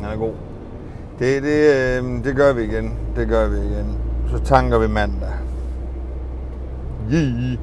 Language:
Danish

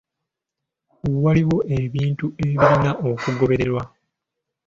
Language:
Ganda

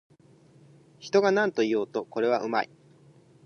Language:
Japanese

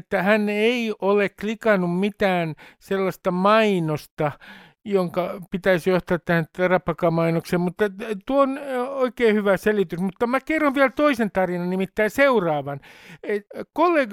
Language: Finnish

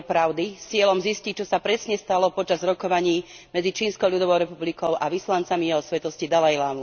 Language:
Slovak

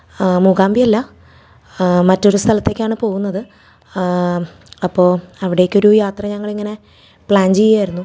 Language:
Malayalam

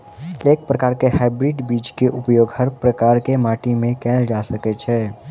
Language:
Maithili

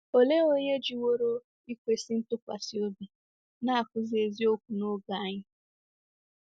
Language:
Igbo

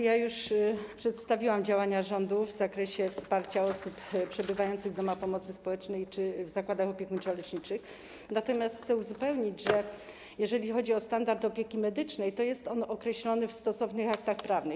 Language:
Polish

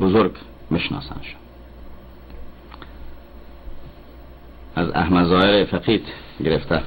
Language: Persian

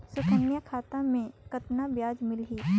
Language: Chhattisgarhi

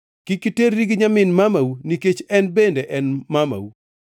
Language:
Luo (Kenya and Tanzania)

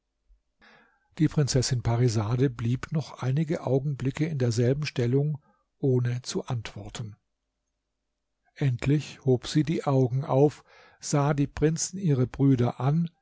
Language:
German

